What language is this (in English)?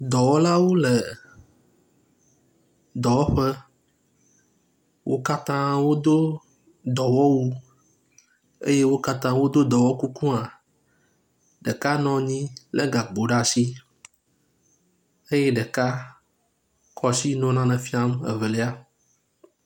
Ewe